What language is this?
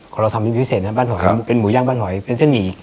Thai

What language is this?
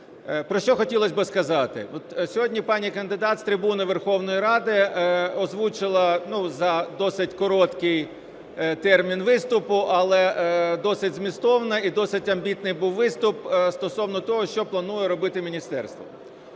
Ukrainian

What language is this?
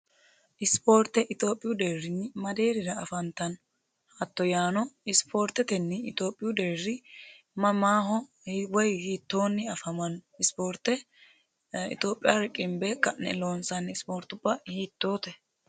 Sidamo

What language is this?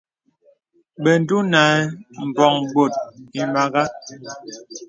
Bebele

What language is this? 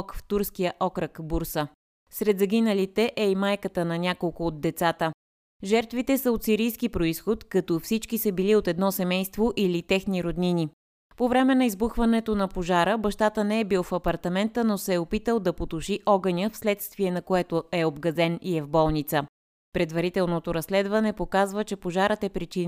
Bulgarian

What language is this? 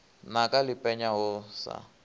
Venda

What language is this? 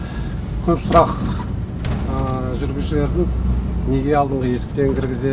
Kazakh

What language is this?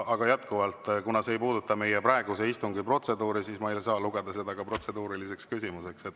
Estonian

